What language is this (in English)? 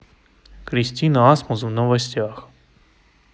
Russian